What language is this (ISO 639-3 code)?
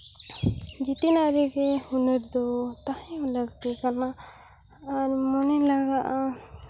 sat